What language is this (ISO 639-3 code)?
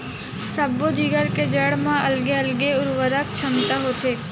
hne